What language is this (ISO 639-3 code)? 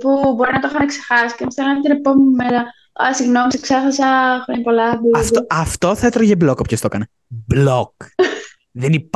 ell